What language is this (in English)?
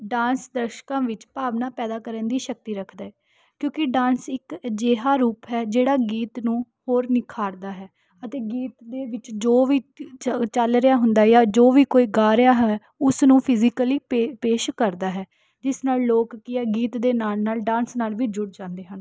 Punjabi